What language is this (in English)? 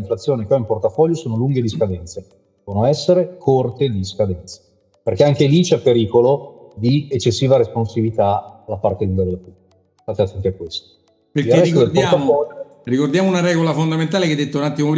Italian